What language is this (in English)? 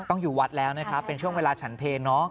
Thai